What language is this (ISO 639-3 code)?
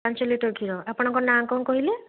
ori